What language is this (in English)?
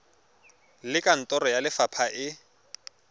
Tswana